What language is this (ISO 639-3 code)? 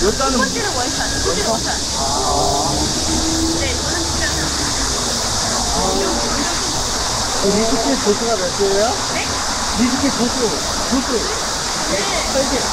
kor